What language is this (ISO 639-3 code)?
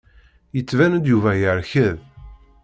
kab